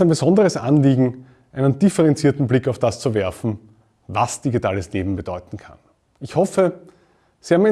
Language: German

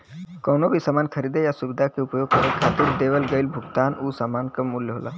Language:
Bhojpuri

